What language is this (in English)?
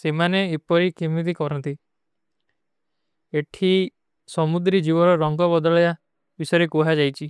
Kui (India)